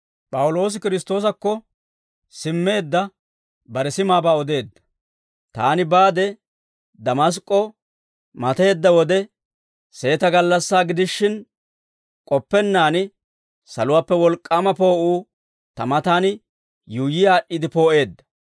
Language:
Dawro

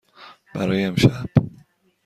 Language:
Persian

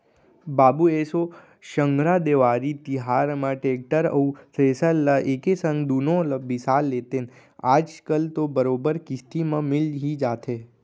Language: Chhattisgarhi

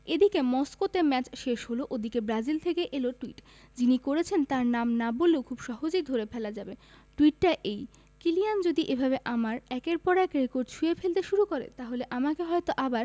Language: Bangla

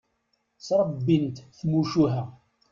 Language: Kabyle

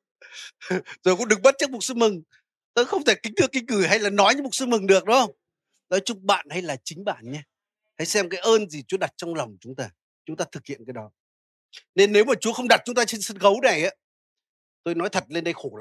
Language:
Vietnamese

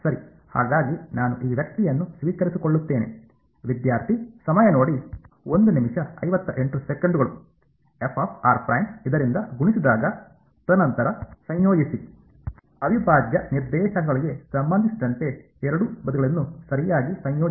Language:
Kannada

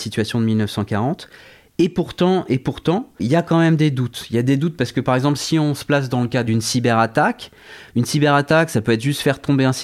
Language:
French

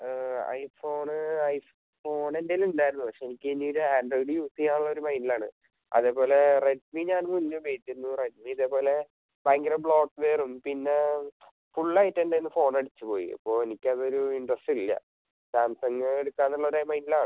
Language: Malayalam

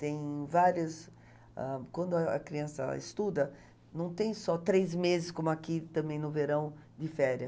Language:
Portuguese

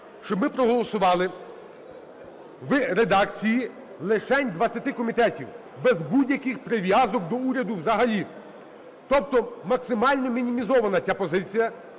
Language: Ukrainian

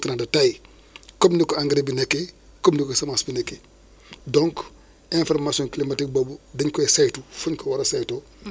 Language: Wolof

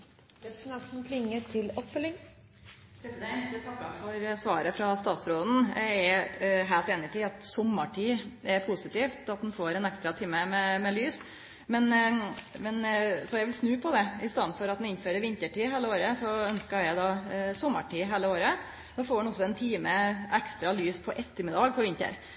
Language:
Norwegian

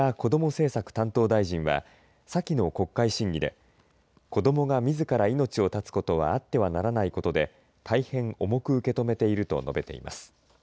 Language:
Japanese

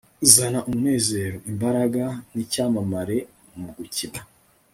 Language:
Kinyarwanda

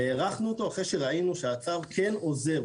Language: Hebrew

